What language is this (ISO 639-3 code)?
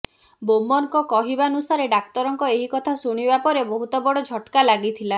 ori